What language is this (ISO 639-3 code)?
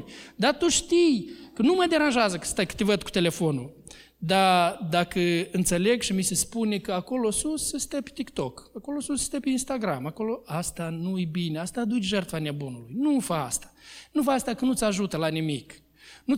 ron